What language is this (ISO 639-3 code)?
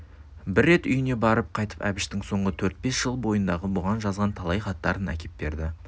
kaz